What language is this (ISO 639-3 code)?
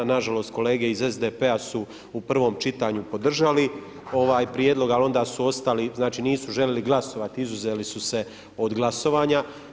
hrv